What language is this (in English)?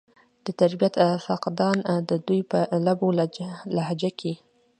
Pashto